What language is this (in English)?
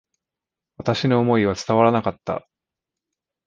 Japanese